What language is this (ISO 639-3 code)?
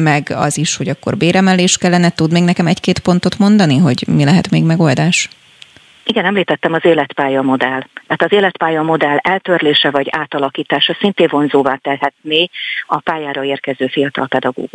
hun